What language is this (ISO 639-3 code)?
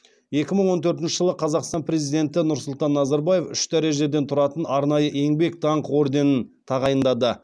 kaz